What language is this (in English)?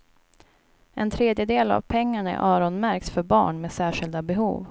Swedish